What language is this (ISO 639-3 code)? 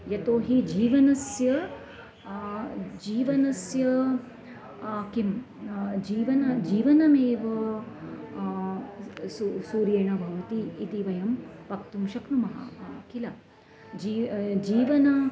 san